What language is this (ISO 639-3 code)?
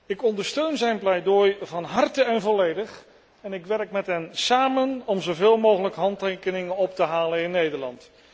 nld